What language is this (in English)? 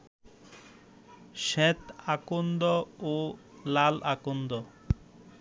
Bangla